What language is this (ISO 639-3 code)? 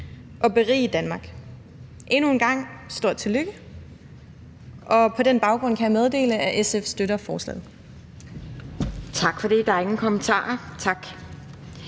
dan